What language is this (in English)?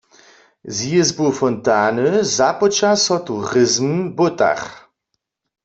Upper Sorbian